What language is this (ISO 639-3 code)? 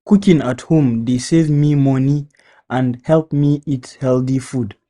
pcm